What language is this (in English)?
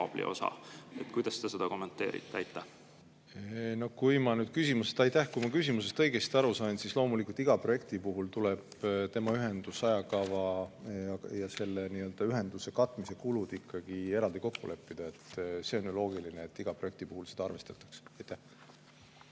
Estonian